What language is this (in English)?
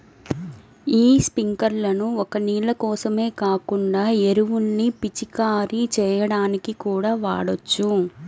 Telugu